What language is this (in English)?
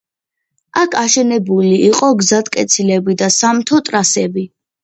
Georgian